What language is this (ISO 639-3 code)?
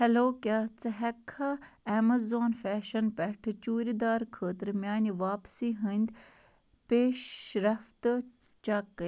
kas